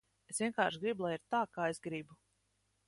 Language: Latvian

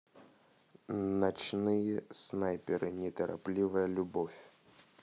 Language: Russian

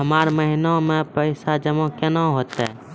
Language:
Maithili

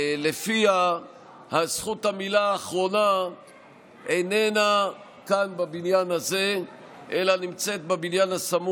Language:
Hebrew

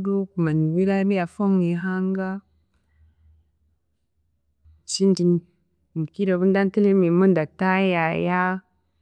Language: Chiga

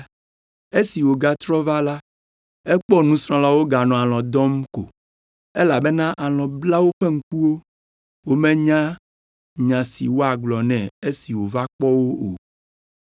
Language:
Ewe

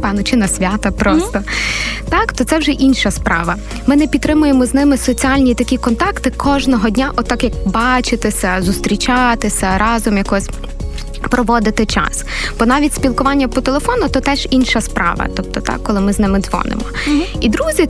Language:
Ukrainian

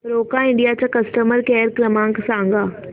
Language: Marathi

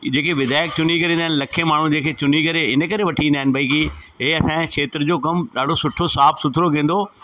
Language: Sindhi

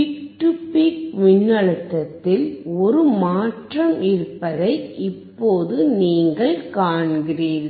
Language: Tamil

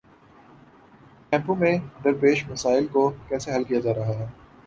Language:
Urdu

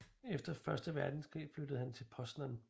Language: Danish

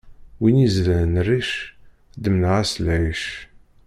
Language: Kabyle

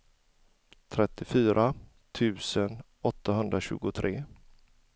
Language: Swedish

